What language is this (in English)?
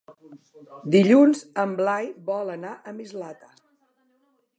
Catalan